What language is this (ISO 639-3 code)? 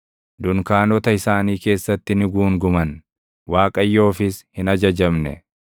orm